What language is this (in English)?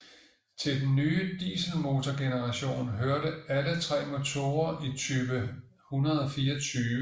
Danish